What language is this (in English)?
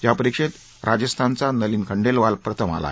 Marathi